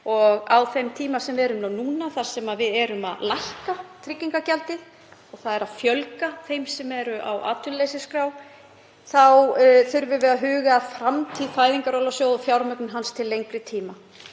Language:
Icelandic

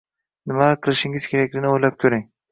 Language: Uzbek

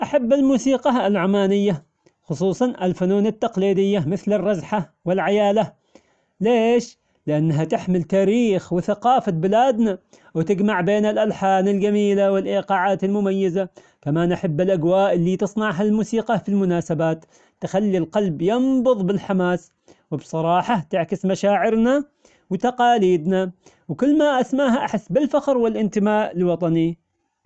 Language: Omani Arabic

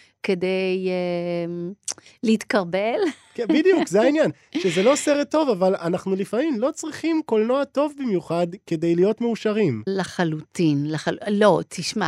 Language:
Hebrew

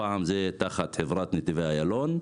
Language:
Hebrew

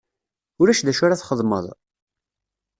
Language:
Kabyle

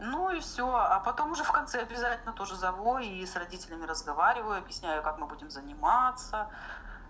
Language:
Russian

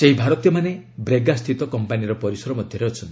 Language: Odia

